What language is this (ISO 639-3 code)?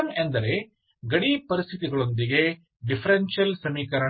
kan